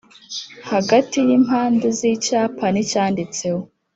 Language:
Kinyarwanda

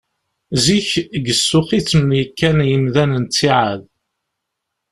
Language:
Kabyle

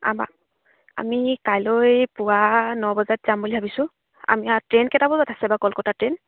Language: Assamese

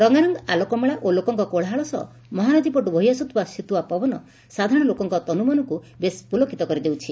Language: Odia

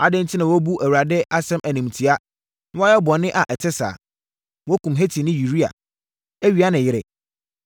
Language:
Akan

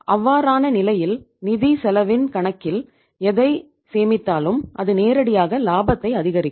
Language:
Tamil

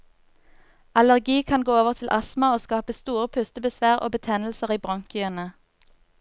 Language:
Norwegian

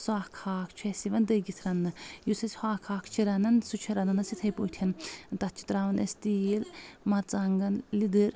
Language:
Kashmiri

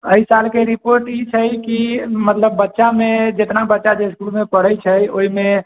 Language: Maithili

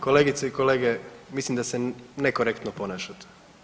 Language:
Croatian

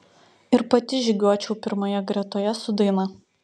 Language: Lithuanian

